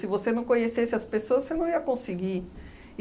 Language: Portuguese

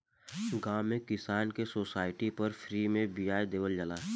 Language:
Bhojpuri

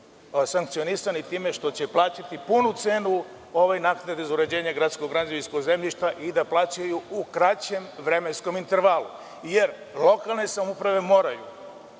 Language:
Serbian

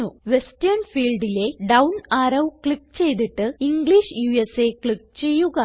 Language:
Malayalam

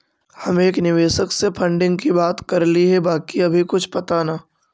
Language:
Magahi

